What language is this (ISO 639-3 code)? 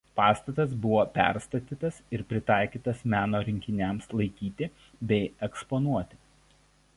lit